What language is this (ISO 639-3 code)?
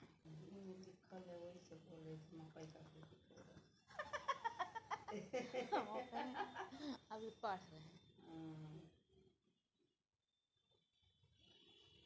mai